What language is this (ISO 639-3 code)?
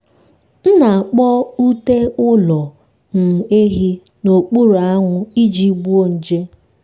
ibo